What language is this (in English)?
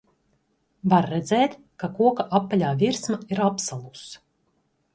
Latvian